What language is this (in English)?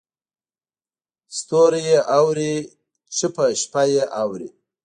Pashto